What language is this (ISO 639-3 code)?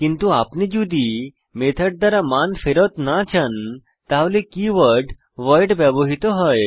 ben